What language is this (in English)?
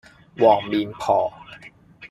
Cantonese